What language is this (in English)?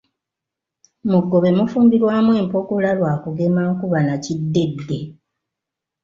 Ganda